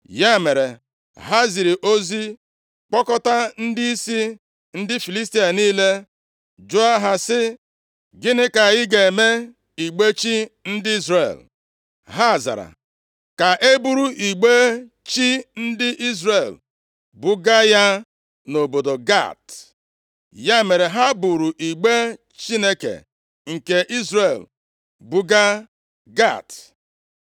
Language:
Igbo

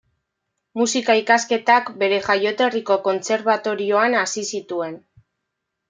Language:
Basque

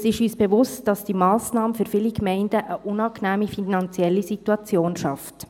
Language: Swiss German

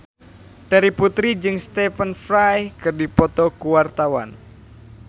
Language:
Sundanese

